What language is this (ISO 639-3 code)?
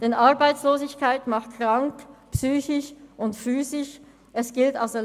gsw